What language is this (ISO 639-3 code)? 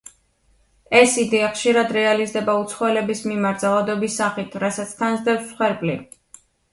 kat